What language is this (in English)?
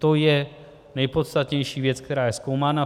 Czech